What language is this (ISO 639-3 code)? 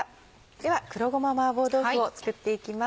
jpn